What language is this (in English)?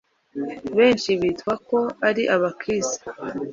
Kinyarwanda